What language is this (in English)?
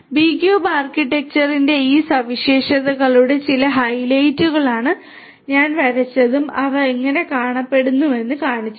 Malayalam